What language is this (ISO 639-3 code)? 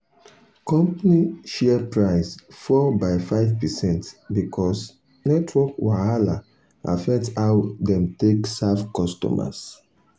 pcm